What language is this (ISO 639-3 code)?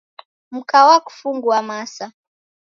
dav